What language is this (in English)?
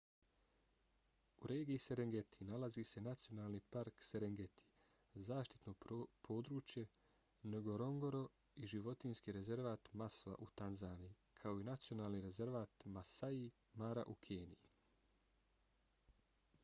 Bosnian